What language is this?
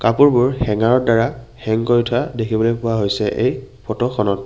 Assamese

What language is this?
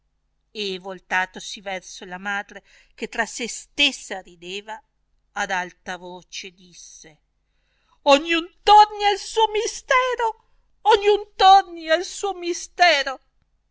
Italian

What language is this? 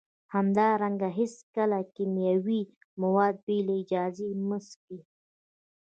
Pashto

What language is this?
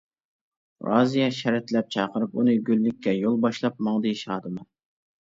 Uyghur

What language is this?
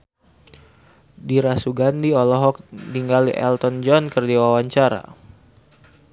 Sundanese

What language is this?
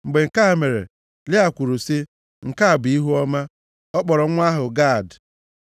Igbo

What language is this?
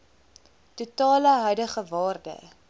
Afrikaans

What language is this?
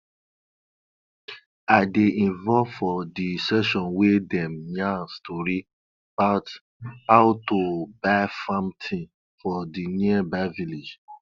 Nigerian Pidgin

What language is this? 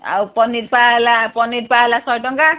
Odia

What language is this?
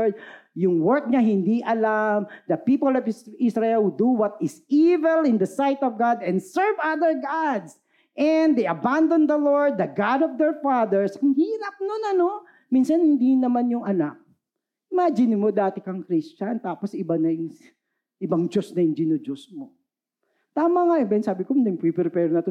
Filipino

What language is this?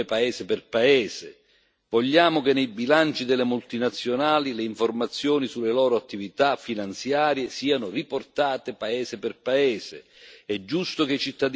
Italian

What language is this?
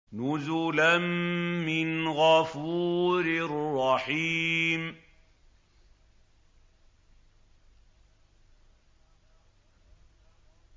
Arabic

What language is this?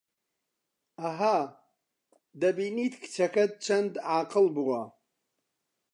Central Kurdish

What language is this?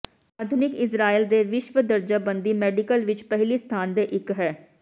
Punjabi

